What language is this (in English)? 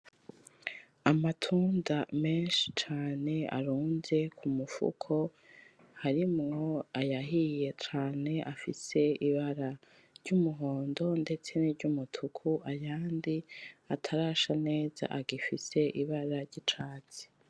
Rundi